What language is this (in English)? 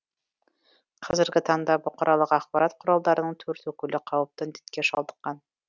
Kazakh